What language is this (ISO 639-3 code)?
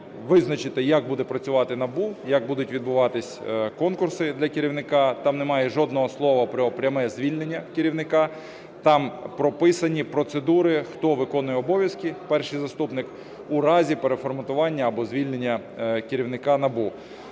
ukr